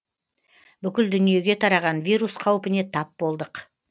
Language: Kazakh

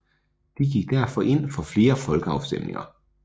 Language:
Danish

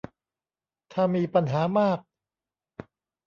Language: Thai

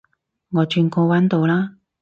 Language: Cantonese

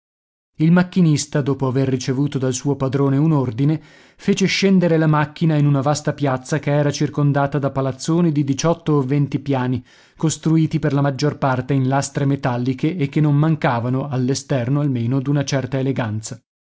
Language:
Italian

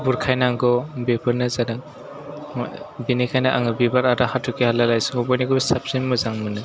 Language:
Bodo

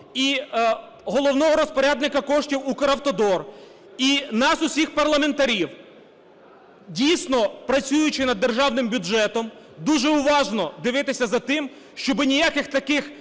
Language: Ukrainian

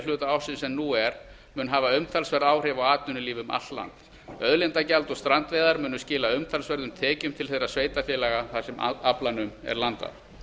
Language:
Icelandic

